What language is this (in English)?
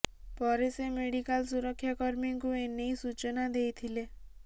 Odia